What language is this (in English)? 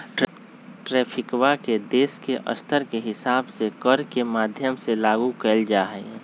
Magahi